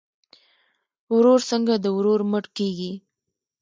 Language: Pashto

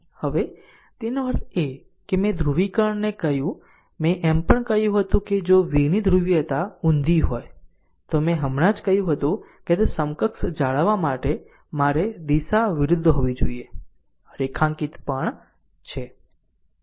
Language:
Gujarati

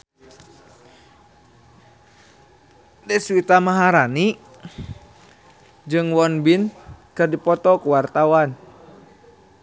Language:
Sundanese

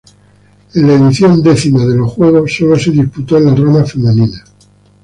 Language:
Spanish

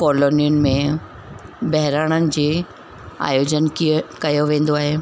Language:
Sindhi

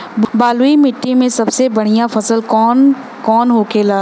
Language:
Bhojpuri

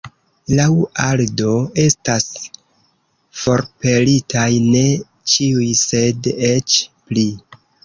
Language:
Esperanto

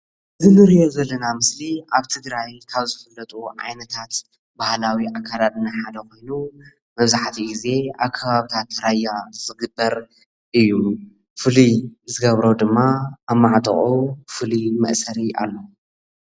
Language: Tigrinya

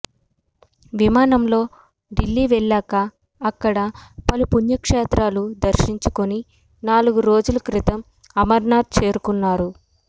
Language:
Telugu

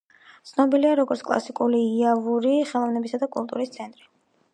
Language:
Georgian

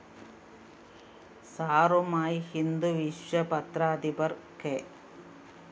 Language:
Malayalam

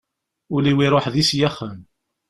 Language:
Kabyle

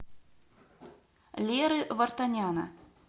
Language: Russian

